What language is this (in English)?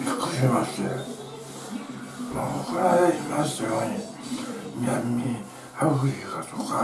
Japanese